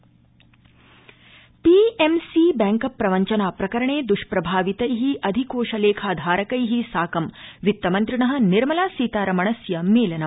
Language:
Sanskrit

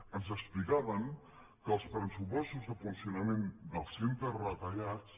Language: Catalan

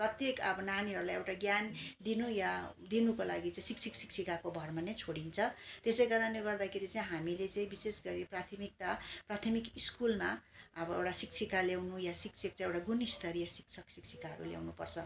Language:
Nepali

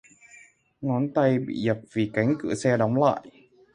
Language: Vietnamese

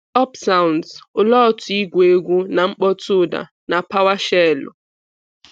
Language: Igbo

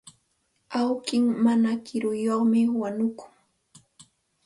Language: Santa Ana de Tusi Pasco Quechua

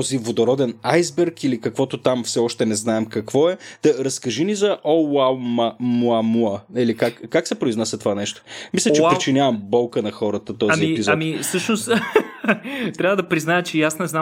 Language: Bulgarian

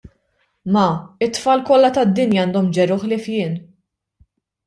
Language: Maltese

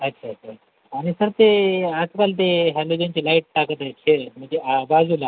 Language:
Marathi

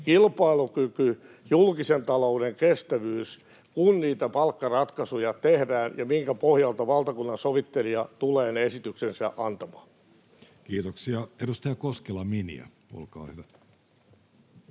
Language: Finnish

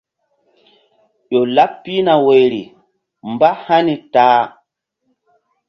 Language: Mbum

